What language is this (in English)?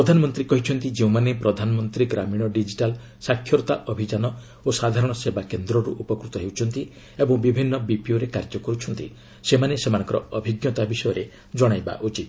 Odia